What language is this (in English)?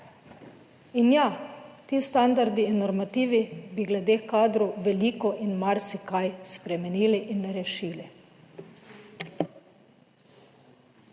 Slovenian